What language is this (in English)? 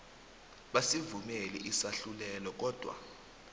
South Ndebele